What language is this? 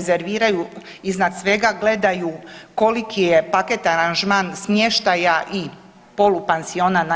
Croatian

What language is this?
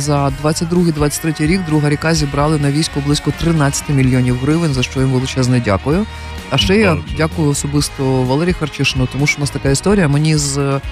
Ukrainian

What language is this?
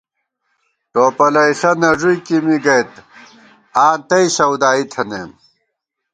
Gawar-Bati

